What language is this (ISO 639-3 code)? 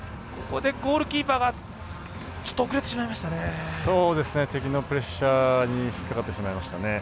jpn